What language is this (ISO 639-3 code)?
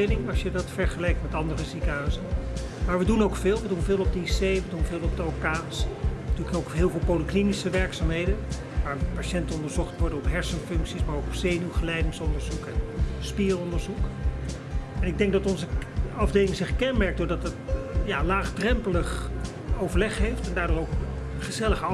nld